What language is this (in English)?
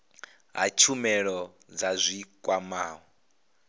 Venda